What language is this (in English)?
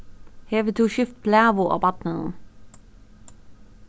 Faroese